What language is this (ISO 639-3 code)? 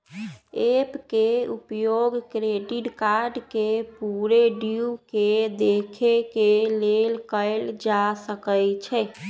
mag